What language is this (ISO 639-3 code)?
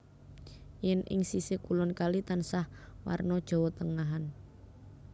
jav